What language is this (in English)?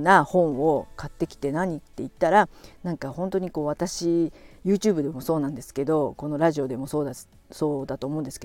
Japanese